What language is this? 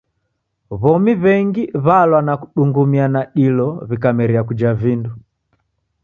Taita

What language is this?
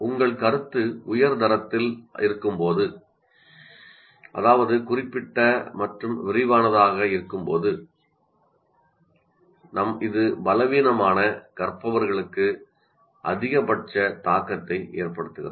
Tamil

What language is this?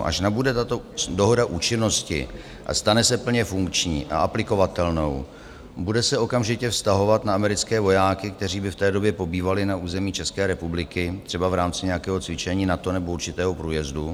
Czech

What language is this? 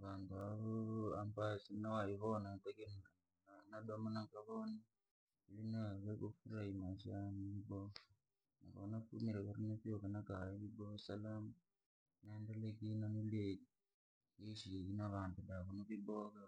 Langi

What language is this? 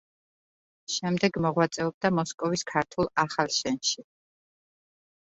Georgian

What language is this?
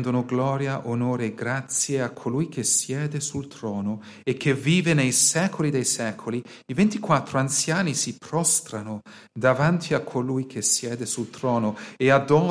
Italian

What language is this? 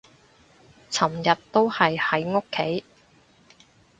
Cantonese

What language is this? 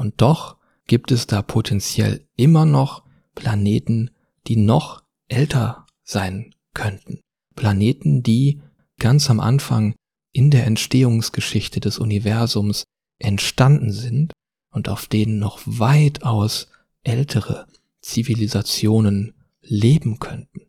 German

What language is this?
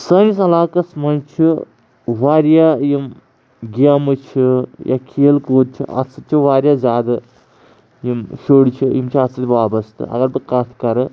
Kashmiri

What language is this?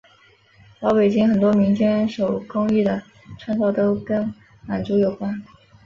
Chinese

